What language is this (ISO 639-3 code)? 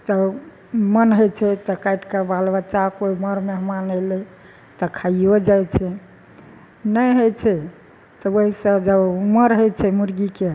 mai